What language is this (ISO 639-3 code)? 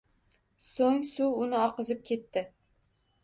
uzb